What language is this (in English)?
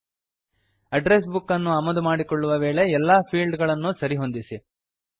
Kannada